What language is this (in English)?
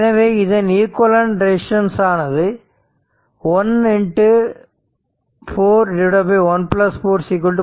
Tamil